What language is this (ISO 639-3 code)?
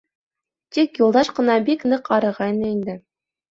bak